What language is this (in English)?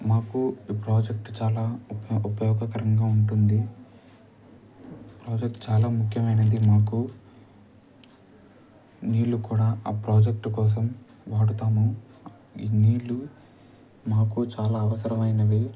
Telugu